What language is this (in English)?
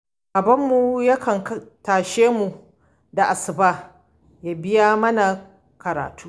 Hausa